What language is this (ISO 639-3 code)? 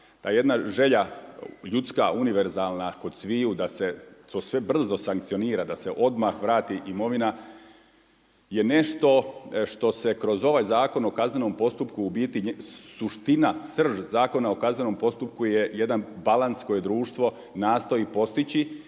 hrv